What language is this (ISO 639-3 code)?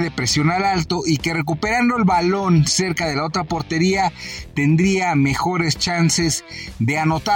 spa